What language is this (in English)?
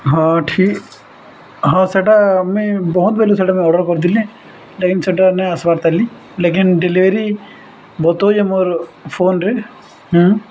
Odia